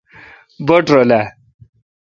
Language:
Kalkoti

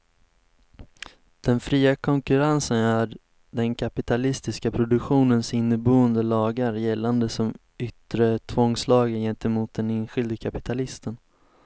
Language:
Swedish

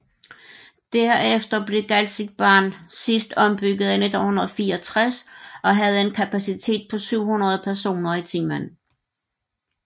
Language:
Danish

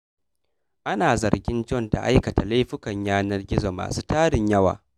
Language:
Hausa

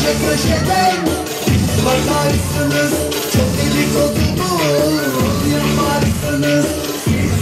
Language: Arabic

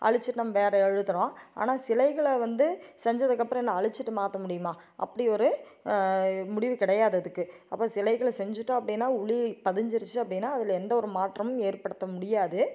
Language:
Tamil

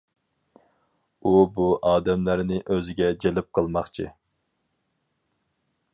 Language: Uyghur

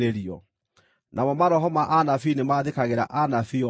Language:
Kikuyu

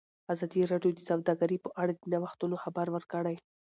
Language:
Pashto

